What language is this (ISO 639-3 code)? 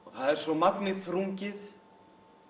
isl